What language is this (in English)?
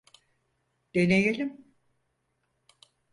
Turkish